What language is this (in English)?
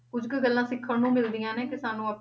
Punjabi